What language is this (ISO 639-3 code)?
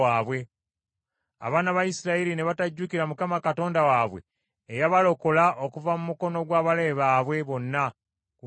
lug